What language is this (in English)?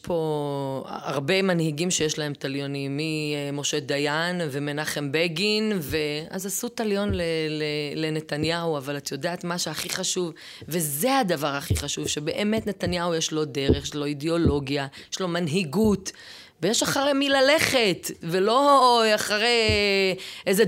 Hebrew